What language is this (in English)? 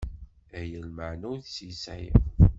Kabyle